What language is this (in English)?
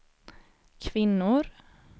Swedish